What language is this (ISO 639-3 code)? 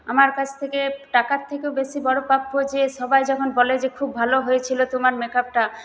ben